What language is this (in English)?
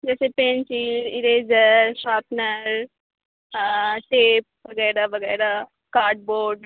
Urdu